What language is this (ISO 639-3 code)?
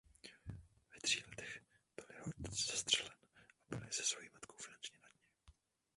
ces